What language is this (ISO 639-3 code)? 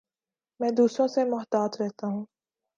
urd